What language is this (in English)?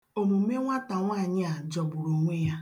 Igbo